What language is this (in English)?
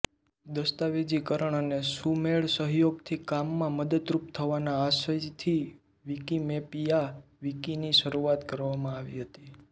Gujarati